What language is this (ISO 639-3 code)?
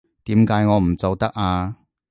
yue